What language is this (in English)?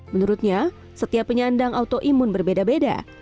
Indonesian